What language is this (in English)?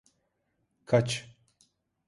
Turkish